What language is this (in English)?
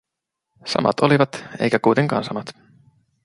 Finnish